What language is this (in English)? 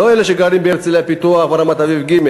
Hebrew